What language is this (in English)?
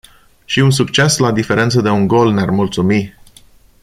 Romanian